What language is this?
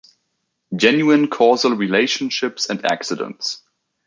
English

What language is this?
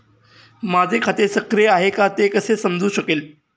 Marathi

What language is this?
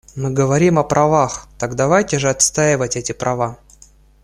Russian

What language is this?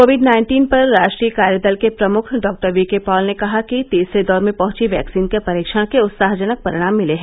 Hindi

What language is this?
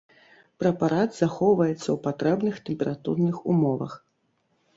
Belarusian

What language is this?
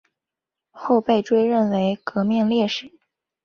Chinese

